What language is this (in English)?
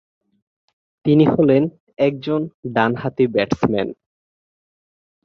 Bangla